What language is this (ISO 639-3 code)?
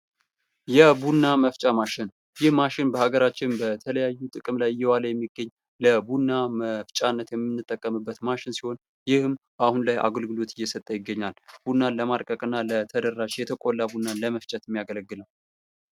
amh